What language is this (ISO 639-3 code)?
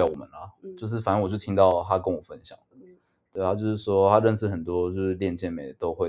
zho